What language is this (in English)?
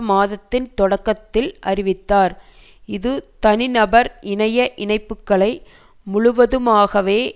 Tamil